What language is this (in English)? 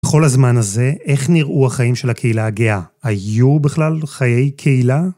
Hebrew